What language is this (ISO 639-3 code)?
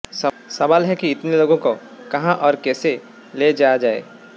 hin